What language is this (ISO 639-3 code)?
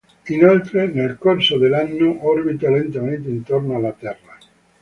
ita